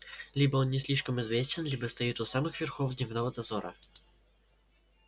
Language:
Russian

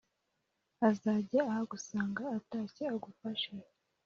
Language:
Kinyarwanda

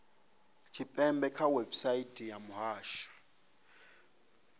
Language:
Venda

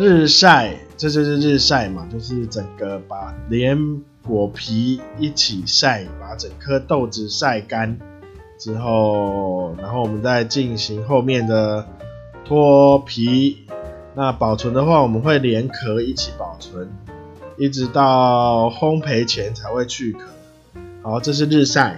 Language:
Chinese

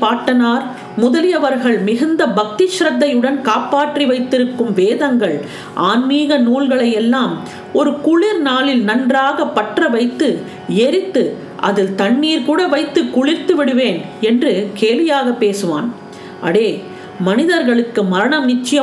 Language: Tamil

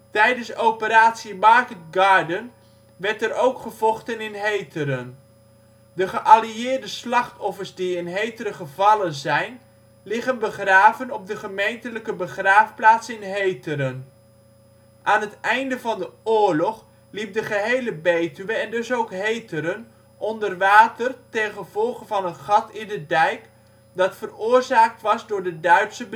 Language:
Dutch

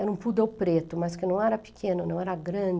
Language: Portuguese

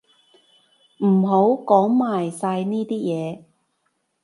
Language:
Cantonese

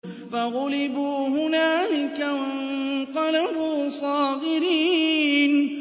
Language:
Arabic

